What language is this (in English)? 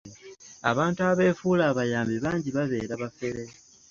Ganda